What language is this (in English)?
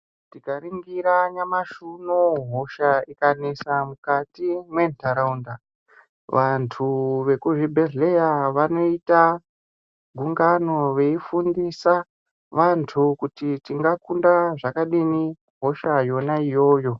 Ndau